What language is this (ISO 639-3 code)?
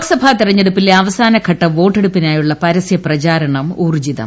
mal